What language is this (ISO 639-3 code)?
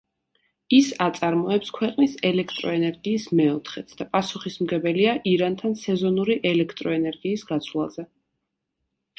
kat